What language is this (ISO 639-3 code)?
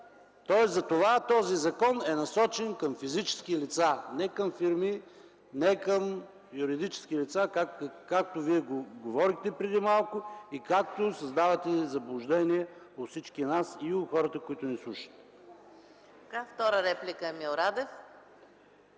bul